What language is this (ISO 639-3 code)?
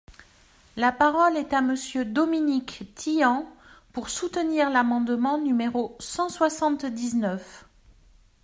fra